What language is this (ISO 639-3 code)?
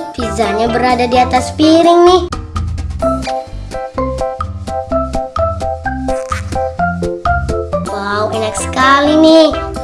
ind